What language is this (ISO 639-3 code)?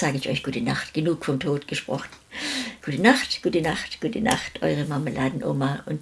deu